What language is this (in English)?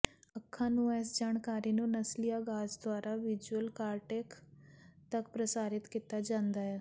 Punjabi